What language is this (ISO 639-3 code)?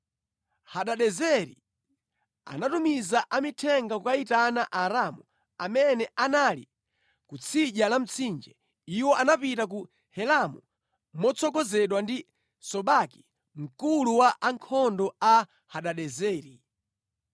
nya